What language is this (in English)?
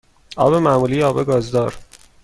Persian